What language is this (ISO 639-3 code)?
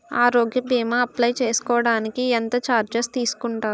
tel